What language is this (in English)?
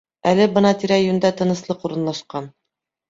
Bashkir